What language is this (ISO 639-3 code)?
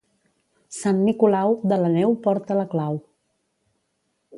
cat